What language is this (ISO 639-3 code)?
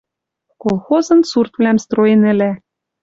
mrj